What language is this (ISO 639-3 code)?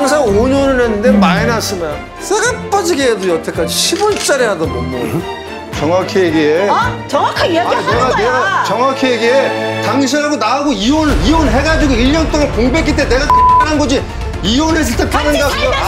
kor